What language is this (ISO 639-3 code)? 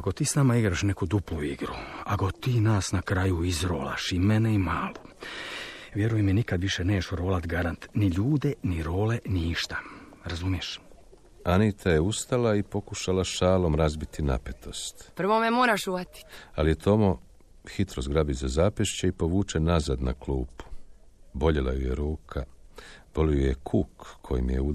hrv